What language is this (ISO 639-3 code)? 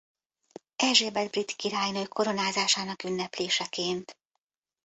hun